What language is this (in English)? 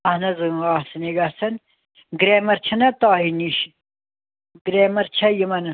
Kashmiri